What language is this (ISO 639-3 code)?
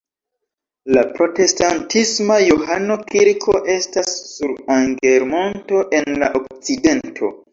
epo